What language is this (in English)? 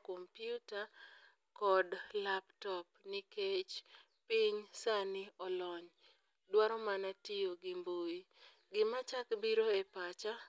Luo (Kenya and Tanzania)